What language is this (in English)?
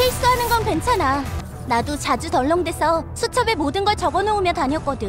Korean